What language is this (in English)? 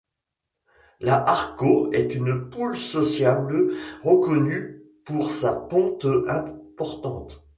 French